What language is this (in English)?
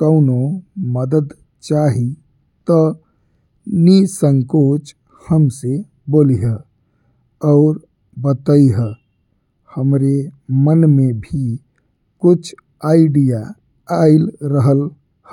Bhojpuri